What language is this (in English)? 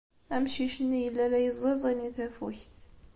Kabyle